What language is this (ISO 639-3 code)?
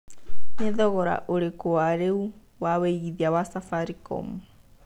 kik